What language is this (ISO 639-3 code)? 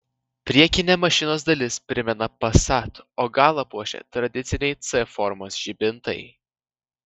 lit